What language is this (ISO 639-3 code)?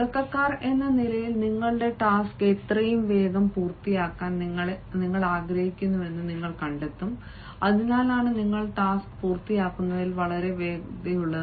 mal